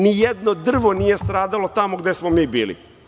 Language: Serbian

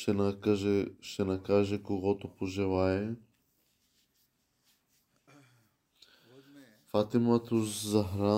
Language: Bulgarian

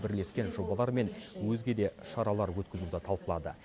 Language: Kazakh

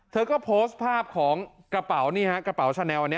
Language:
Thai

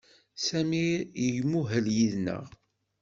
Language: Kabyle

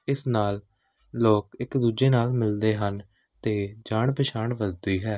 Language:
Punjabi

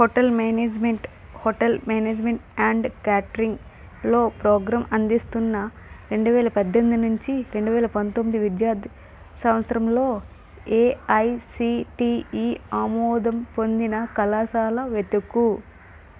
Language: Telugu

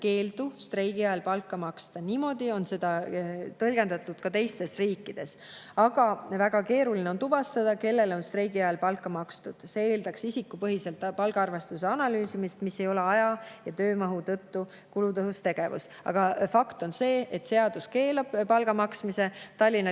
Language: Estonian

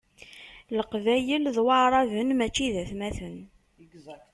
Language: Kabyle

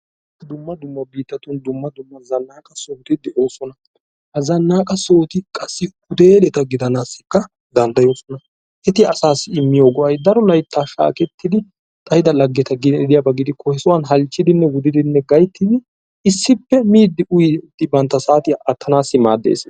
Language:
Wolaytta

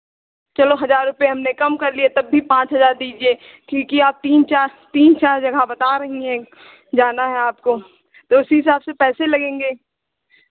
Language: Hindi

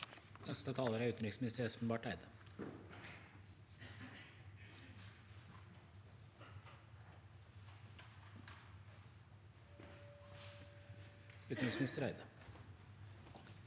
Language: Norwegian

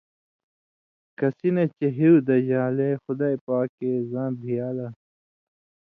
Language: Indus Kohistani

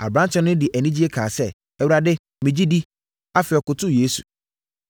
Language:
Akan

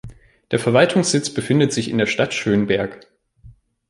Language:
German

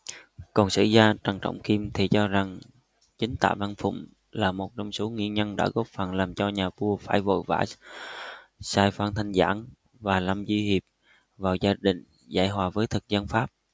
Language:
Vietnamese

